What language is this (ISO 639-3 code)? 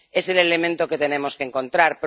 spa